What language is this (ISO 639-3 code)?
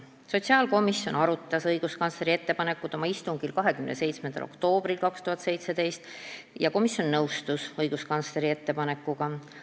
est